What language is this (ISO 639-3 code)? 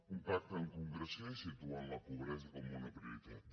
cat